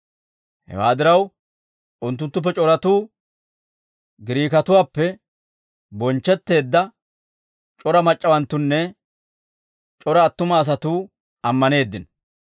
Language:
Dawro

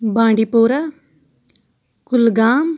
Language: Kashmiri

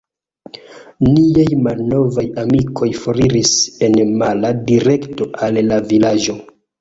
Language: Esperanto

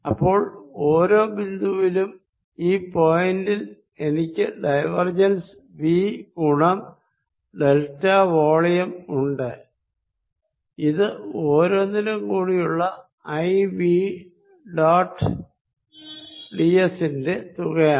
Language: Malayalam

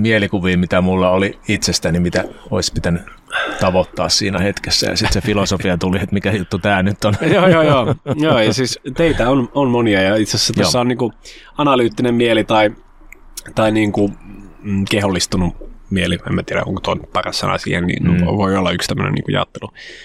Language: Finnish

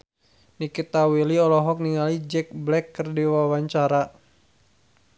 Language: Sundanese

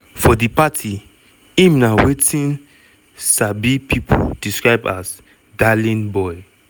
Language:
Nigerian Pidgin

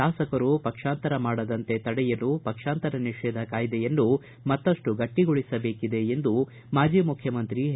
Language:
Kannada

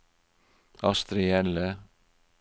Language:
Norwegian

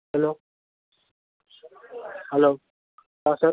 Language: Gujarati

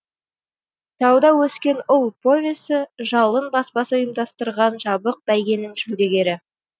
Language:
Kazakh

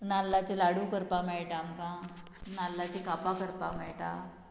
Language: Konkani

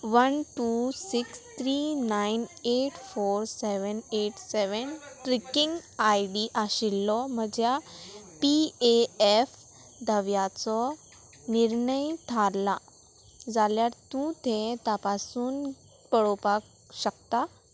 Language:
Konkani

